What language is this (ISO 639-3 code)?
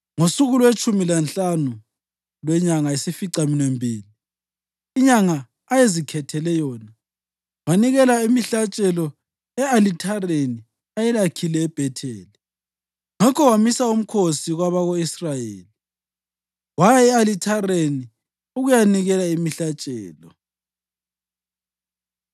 nde